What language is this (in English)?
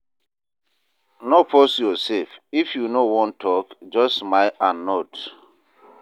Nigerian Pidgin